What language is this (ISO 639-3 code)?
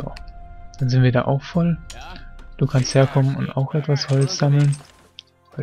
deu